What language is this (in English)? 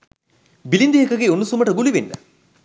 Sinhala